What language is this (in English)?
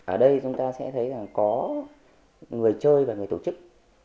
Vietnamese